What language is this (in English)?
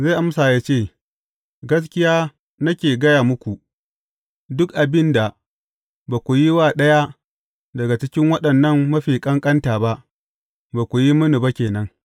Hausa